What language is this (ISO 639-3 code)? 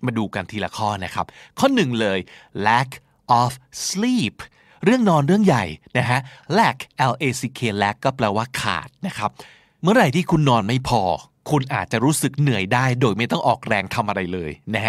tha